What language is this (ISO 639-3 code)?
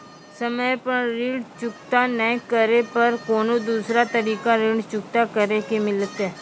mai